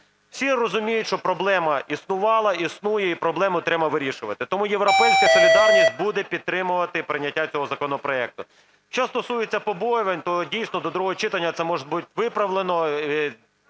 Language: Ukrainian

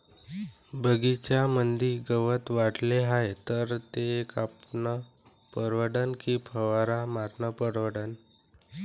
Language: Marathi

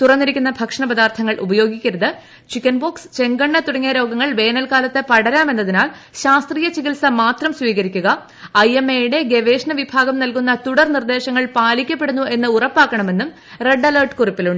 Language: Malayalam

